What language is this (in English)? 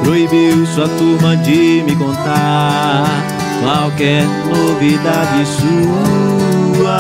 Portuguese